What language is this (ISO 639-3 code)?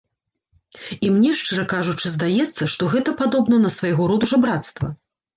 bel